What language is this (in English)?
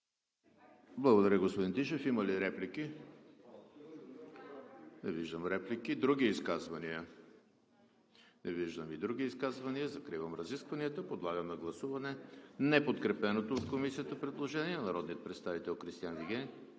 Bulgarian